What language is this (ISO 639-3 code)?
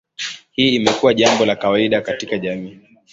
swa